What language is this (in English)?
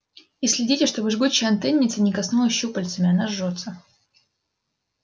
Russian